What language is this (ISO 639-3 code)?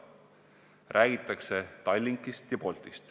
est